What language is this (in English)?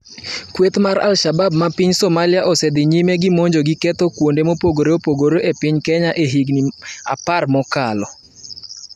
Luo (Kenya and Tanzania)